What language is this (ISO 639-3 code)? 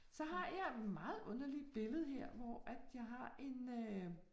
dan